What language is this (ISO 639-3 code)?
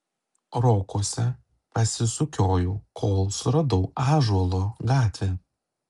lit